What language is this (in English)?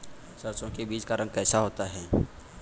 Hindi